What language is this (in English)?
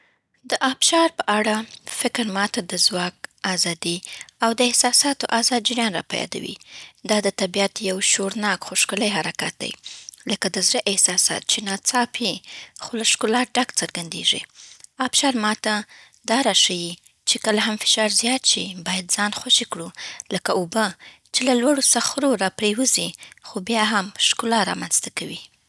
Southern Pashto